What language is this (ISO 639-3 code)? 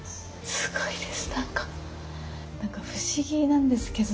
jpn